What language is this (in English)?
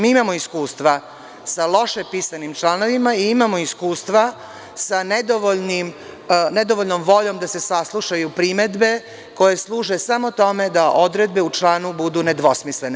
Serbian